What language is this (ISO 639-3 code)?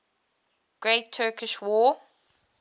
eng